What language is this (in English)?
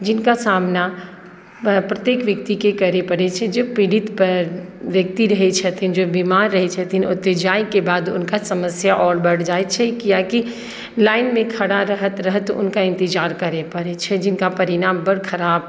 Maithili